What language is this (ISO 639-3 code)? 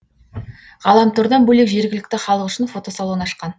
kaz